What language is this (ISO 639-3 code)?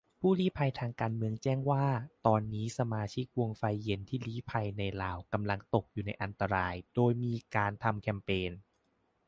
tha